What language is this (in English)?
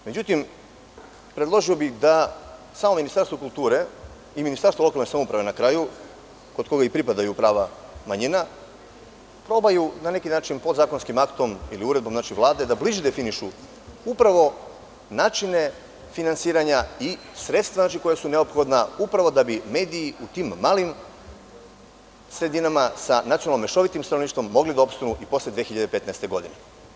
Serbian